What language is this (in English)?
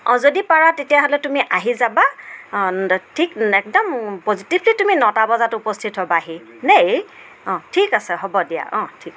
Assamese